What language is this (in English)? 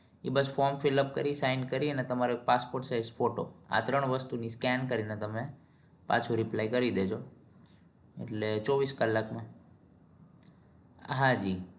Gujarati